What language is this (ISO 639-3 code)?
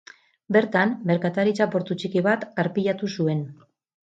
eus